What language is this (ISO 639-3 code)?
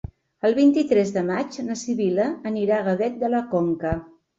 cat